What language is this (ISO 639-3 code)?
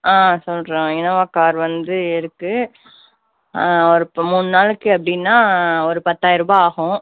tam